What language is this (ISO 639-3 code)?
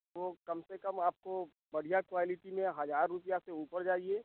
hin